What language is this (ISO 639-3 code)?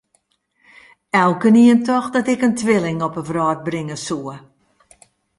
fry